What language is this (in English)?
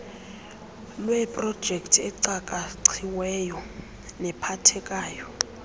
Xhosa